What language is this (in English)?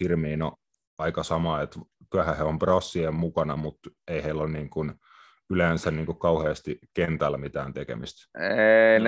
Finnish